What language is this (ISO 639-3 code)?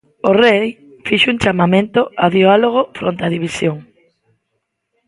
glg